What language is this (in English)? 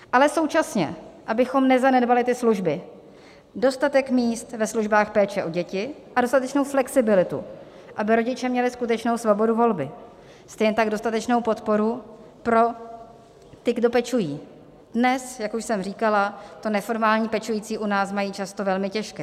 Czech